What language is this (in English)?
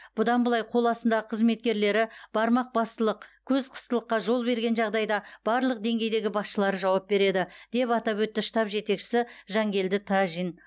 Kazakh